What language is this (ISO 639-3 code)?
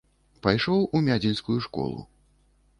bel